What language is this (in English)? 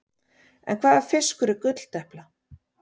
Icelandic